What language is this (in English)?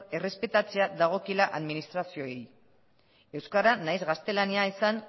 Basque